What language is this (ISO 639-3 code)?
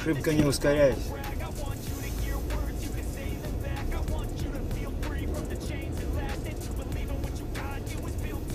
rus